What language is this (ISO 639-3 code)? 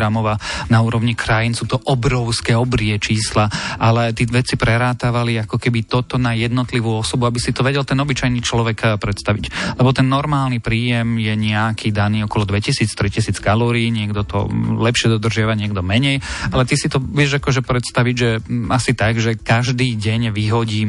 slk